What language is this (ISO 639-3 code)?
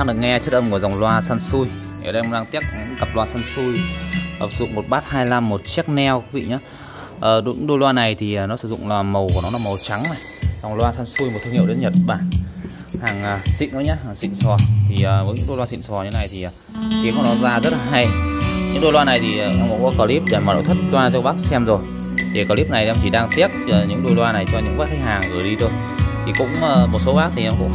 vie